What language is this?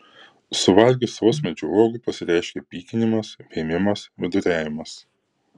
Lithuanian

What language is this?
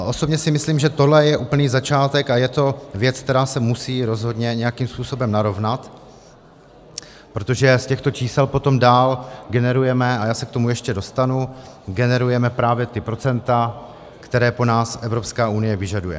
Czech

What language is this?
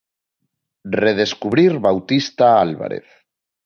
Galician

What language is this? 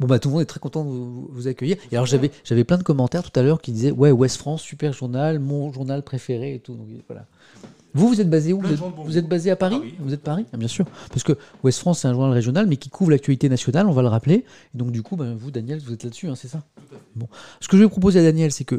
French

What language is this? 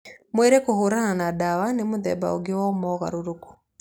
Kikuyu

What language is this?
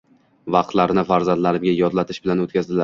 Uzbek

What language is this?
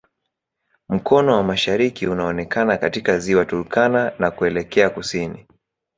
Swahili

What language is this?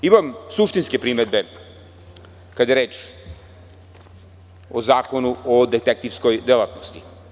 Serbian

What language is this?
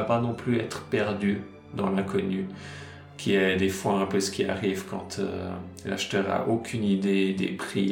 French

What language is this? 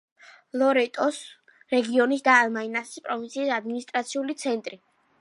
Georgian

